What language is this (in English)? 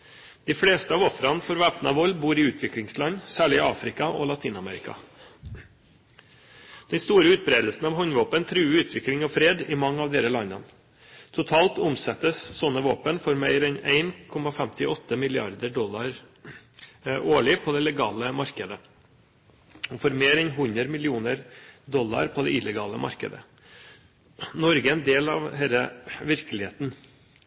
Norwegian Bokmål